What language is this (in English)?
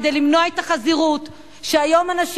Hebrew